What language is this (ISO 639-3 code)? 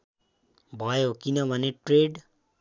nep